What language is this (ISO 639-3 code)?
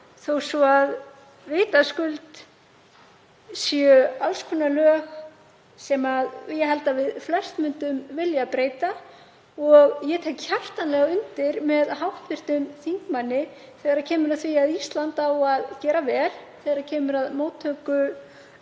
isl